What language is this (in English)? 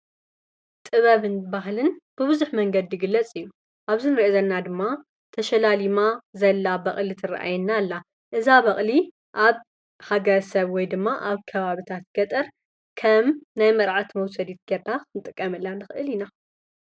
Tigrinya